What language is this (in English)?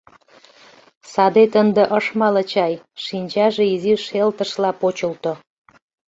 Mari